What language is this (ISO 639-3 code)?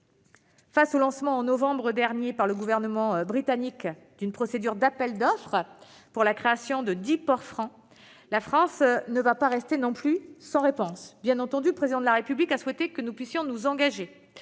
fra